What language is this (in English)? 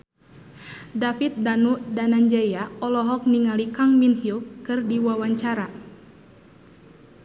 Sundanese